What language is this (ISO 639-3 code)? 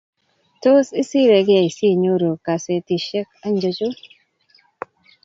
kln